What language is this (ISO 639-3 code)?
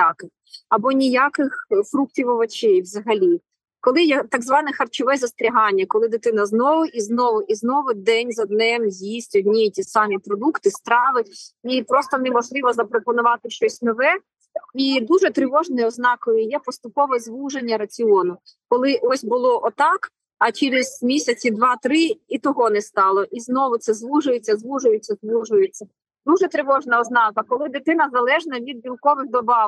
ukr